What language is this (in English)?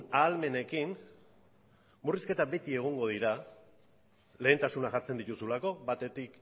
Basque